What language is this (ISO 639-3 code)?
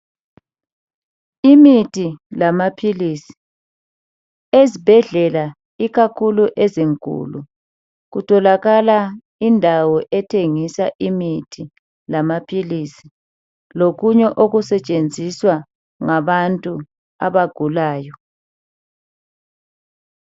nde